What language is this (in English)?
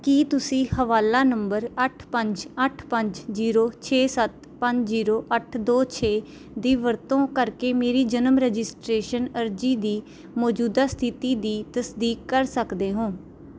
Punjabi